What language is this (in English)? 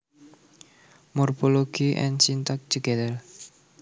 Javanese